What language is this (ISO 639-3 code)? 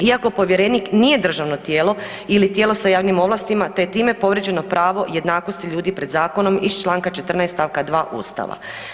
hrv